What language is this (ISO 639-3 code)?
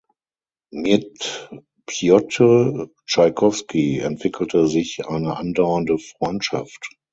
deu